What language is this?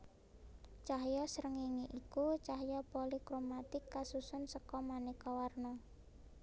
Javanese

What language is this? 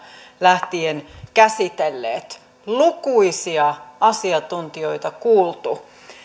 Finnish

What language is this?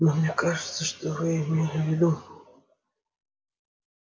Russian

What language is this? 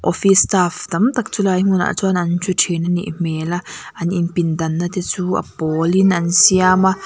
Mizo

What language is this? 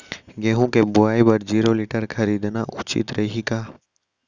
Chhattisgarhi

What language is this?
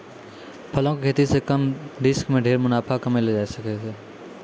Maithili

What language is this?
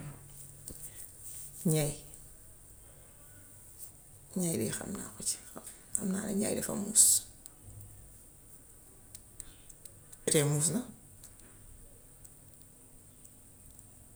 Gambian Wolof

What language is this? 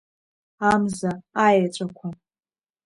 Abkhazian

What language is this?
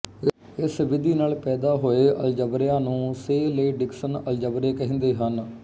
Punjabi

